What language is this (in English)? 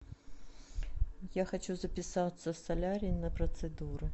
Russian